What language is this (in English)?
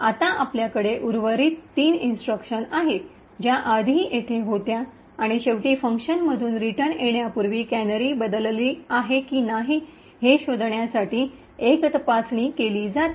Marathi